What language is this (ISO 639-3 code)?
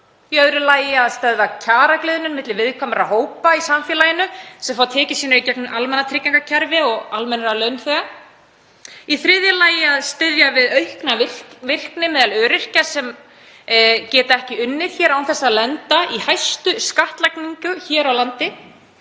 isl